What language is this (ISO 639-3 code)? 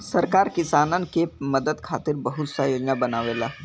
bho